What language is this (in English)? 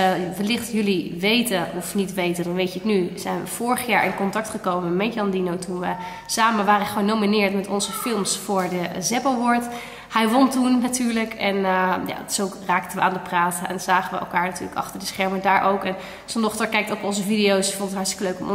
Dutch